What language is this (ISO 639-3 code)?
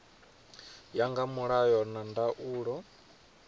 ven